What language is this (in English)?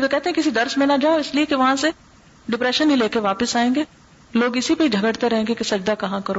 Urdu